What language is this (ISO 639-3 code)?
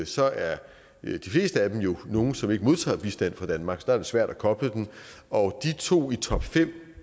dan